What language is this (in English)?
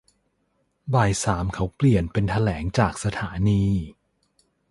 Thai